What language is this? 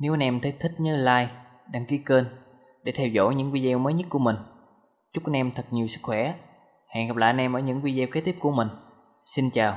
Vietnamese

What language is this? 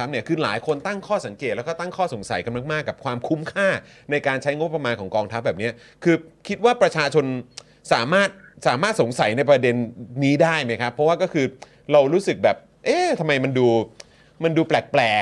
Thai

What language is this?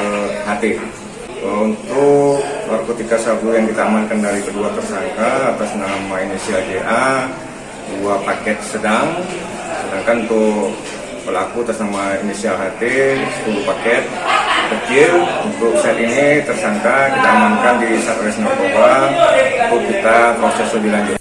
Indonesian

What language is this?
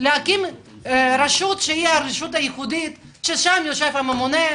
Hebrew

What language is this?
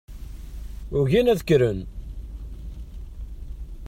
Kabyle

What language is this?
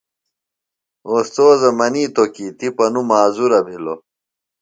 Phalura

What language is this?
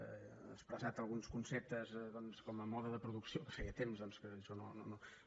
Catalan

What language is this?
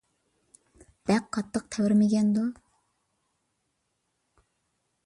Uyghur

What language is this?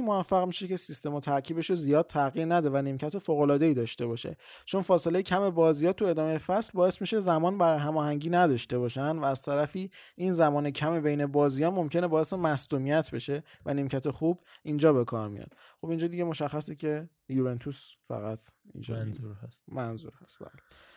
Persian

